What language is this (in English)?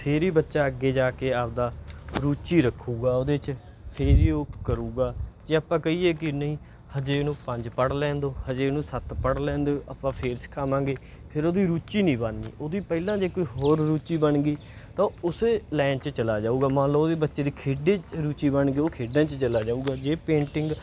Punjabi